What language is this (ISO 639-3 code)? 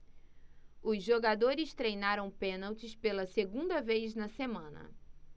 por